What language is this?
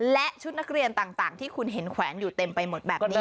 Thai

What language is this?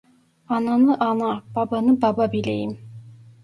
Turkish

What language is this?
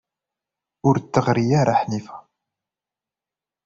Kabyle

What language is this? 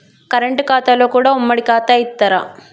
Telugu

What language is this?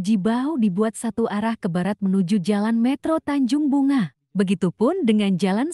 Indonesian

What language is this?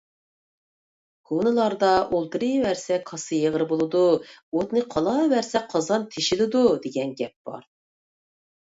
Uyghur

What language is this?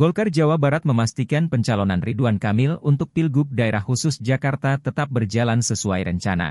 Indonesian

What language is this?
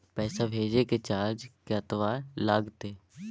Maithili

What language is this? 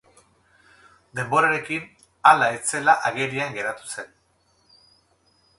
Basque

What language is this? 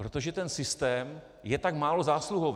Czech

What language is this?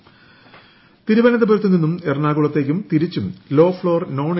Malayalam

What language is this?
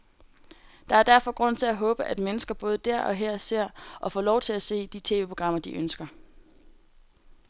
Danish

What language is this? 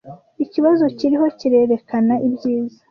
Kinyarwanda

